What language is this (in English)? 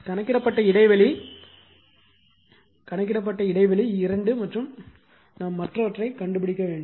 Tamil